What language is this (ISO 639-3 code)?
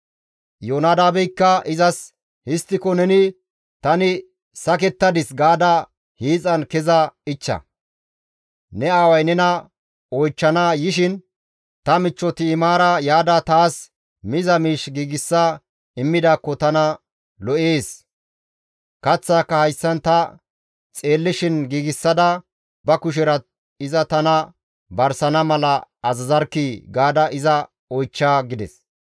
gmv